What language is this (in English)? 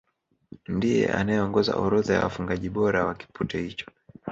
Swahili